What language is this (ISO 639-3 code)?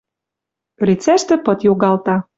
mrj